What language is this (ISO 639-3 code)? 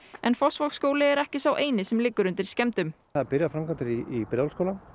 isl